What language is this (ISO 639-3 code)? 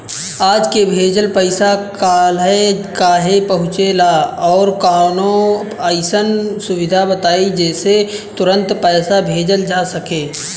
bho